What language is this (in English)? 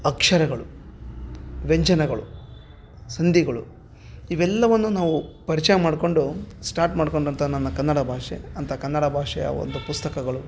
Kannada